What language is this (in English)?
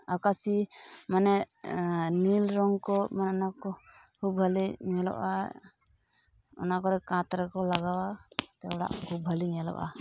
Santali